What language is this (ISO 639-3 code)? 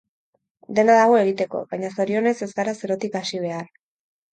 eus